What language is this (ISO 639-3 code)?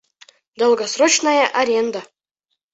bak